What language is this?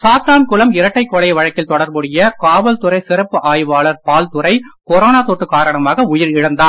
Tamil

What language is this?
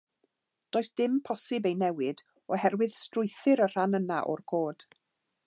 Welsh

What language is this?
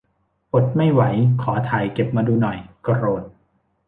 Thai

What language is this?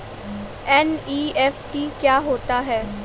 Hindi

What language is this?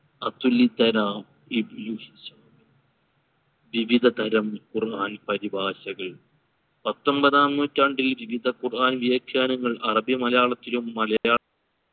Malayalam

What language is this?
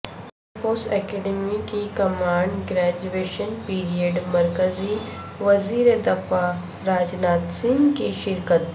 Urdu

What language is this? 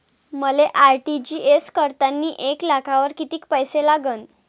Marathi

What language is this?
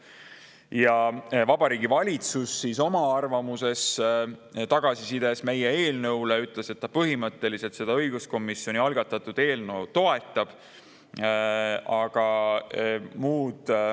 Estonian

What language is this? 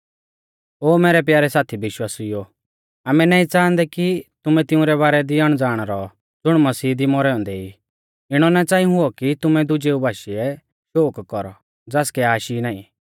Mahasu Pahari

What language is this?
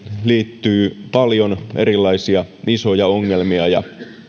Finnish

